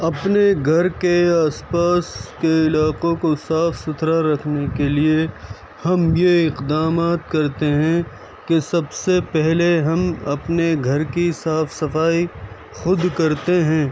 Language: Urdu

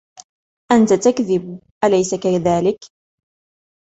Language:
Arabic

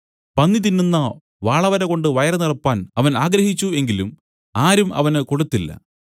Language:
Malayalam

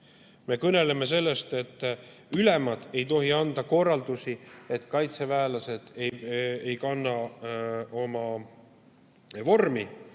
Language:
Estonian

